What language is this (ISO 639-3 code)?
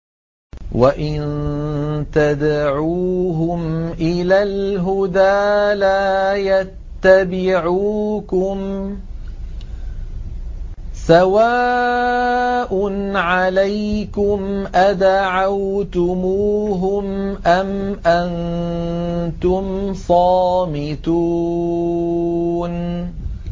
ara